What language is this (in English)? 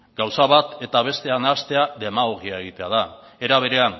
Basque